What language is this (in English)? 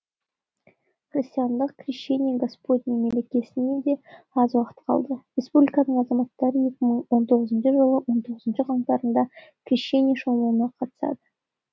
Kazakh